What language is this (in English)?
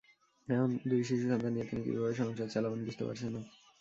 Bangla